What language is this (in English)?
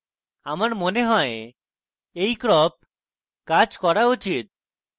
Bangla